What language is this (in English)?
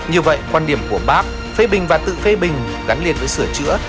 Vietnamese